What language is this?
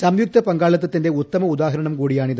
Malayalam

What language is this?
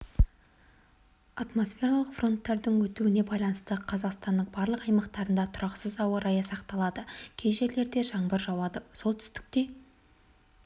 Kazakh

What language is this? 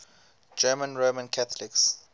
English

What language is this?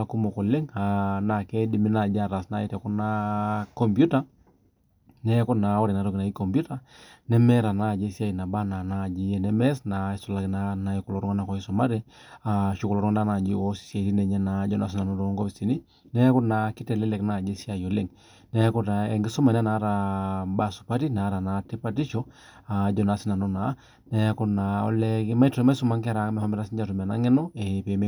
Masai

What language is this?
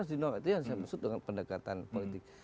Indonesian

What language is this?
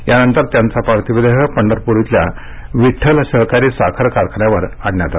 Marathi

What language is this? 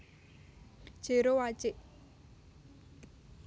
Javanese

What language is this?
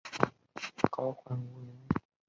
Chinese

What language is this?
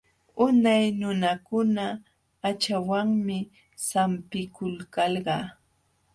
Jauja Wanca Quechua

